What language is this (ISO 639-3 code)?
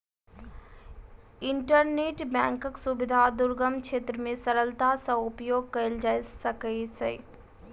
mai